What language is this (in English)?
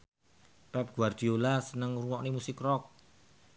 Javanese